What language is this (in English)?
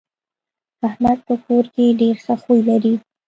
Pashto